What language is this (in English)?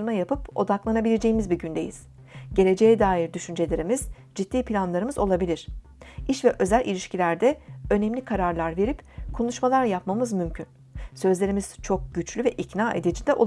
Turkish